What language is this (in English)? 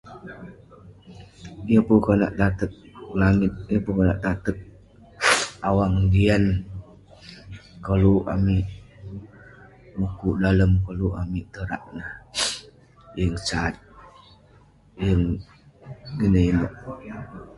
Western Penan